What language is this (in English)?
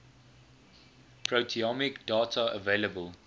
English